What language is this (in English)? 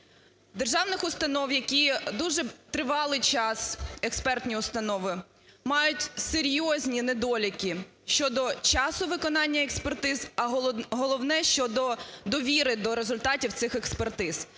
Ukrainian